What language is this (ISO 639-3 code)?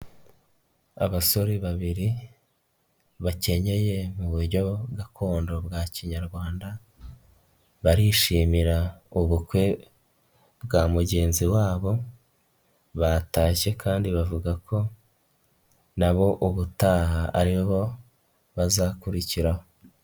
kin